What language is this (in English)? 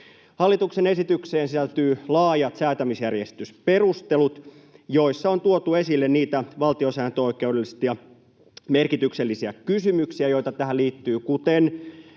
Finnish